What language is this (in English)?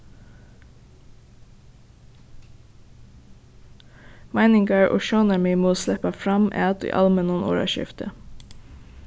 Faroese